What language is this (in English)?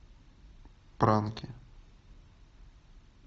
Russian